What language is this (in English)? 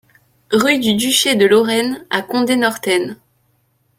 French